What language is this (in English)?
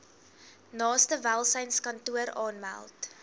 Afrikaans